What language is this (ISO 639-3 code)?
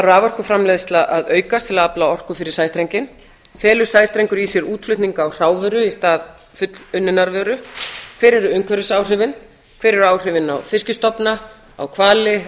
isl